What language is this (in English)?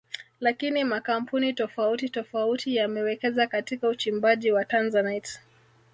Swahili